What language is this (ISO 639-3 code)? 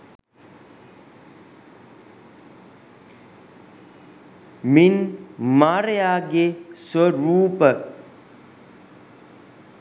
sin